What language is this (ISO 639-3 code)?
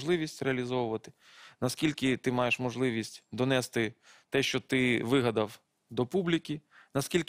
ukr